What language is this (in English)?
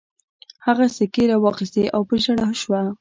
Pashto